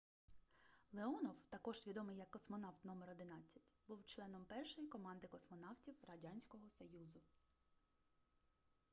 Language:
Ukrainian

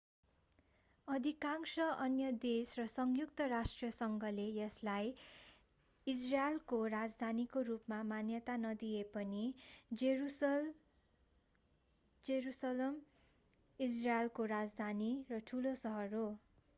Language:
Nepali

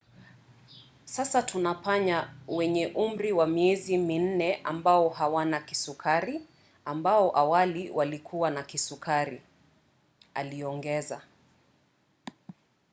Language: Swahili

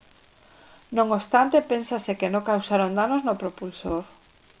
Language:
Galician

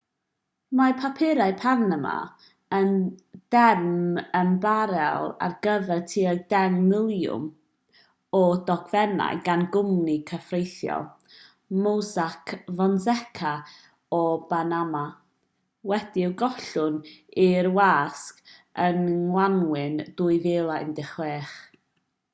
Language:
Welsh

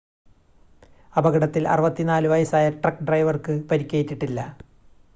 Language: Malayalam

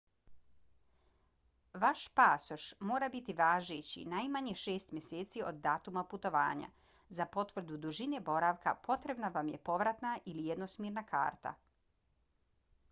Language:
Bosnian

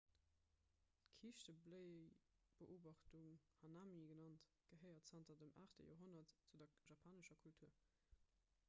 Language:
Luxembourgish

